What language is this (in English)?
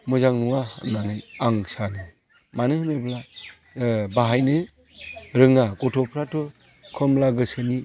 Bodo